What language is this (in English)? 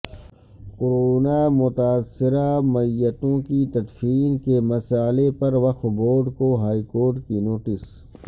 Urdu